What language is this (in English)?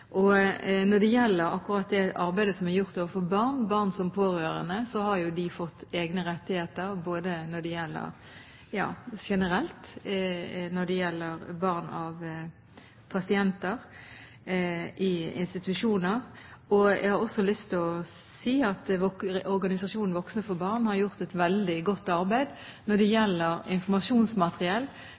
Norwegian Bokmål